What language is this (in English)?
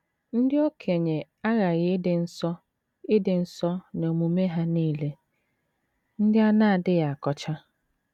Igbo